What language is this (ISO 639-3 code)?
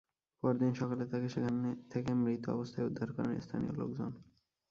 ben